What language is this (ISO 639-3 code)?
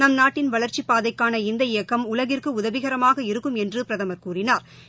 tam